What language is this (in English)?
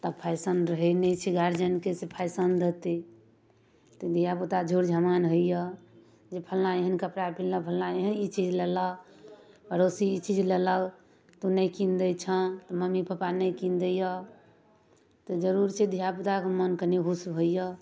Maithili